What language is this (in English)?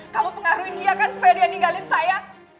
Indonesian